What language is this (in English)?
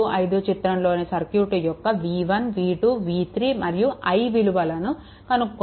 Telugu